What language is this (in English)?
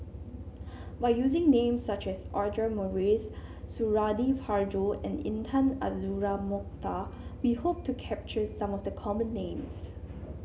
English